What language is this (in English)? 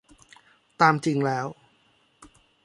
Thai